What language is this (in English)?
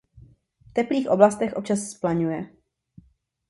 Czech